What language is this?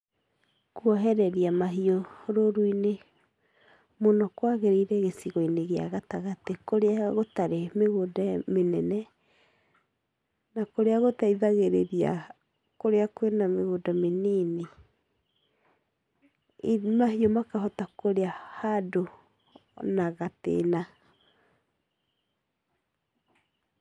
Kikuyu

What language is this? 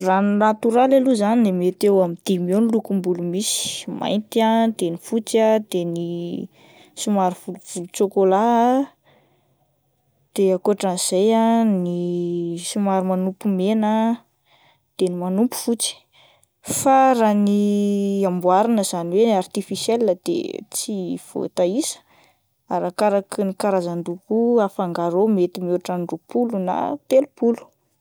Malagasy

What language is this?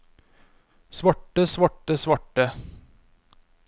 Norwegian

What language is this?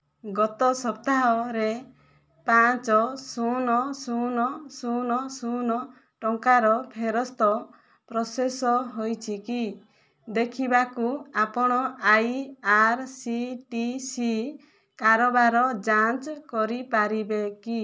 Odia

